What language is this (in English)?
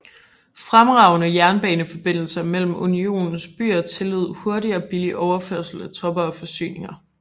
Danish